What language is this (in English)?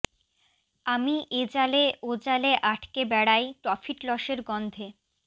Bangla